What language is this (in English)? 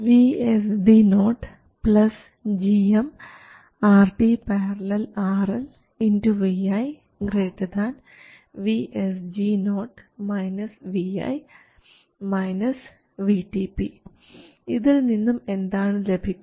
Malayalam